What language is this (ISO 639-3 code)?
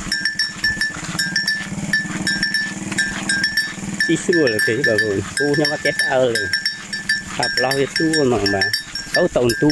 vie